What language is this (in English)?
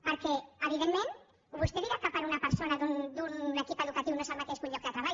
Catalan